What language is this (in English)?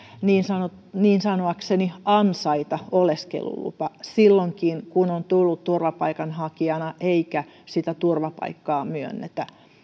Finnish